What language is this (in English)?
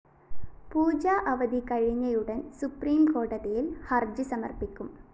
Malayalam